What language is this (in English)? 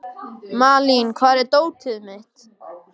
Icelandic